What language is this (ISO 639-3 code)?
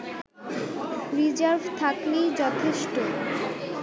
ben